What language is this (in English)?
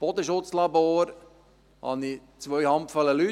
Swiss German